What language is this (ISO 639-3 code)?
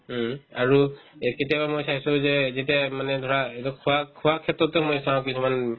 asm